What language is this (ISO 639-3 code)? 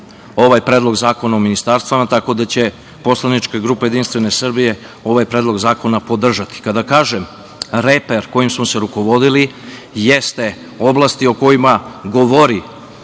srp